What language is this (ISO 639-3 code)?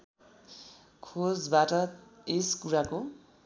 nep